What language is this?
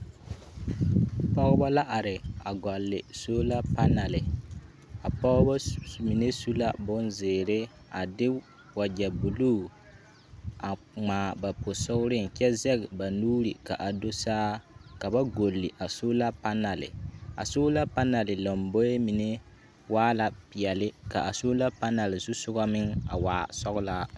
Southern Dagaare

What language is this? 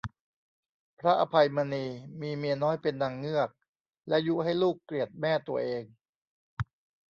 Thai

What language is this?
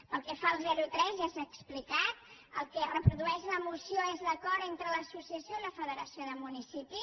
Catalan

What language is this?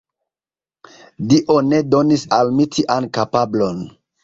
Esperanto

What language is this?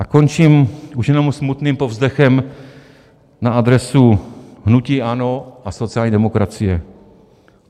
Czech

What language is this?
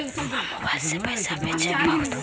Magahi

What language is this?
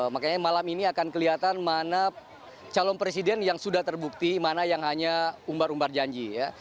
Indonesian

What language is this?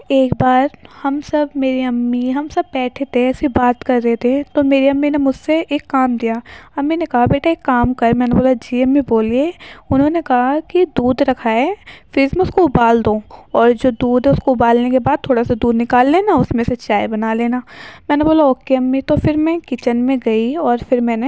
Urdu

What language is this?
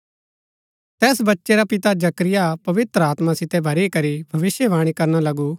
Gaddi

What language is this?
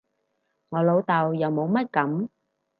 Cantonese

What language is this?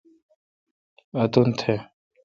Kalkoti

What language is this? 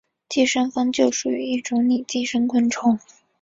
Chinese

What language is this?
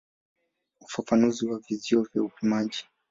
Swahili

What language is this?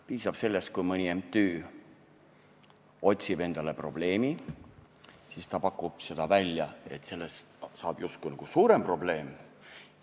Estonian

